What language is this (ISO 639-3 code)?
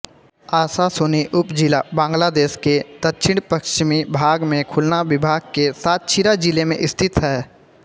hin